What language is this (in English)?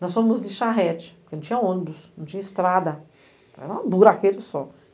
Portuguese